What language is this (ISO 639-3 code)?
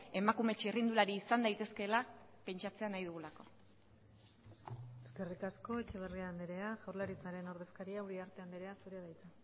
eus